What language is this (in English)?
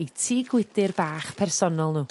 Welsh